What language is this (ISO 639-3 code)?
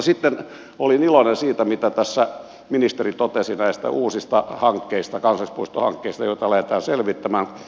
fin